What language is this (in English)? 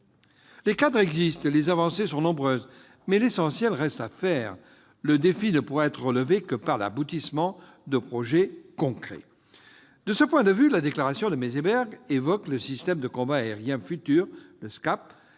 French